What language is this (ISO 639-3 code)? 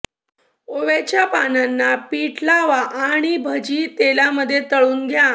mar